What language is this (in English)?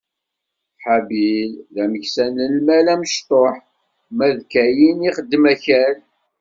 Kabyle